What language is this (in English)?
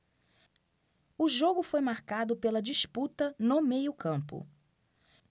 Portuguese